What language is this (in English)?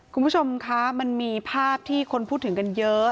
Thai